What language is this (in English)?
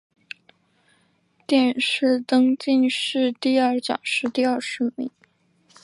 Chinese